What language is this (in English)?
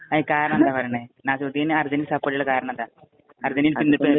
Malayalam